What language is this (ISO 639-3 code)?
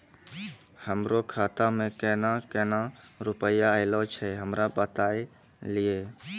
mai